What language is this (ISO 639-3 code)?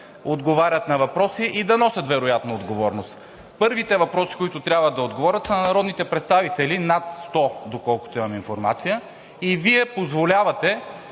bul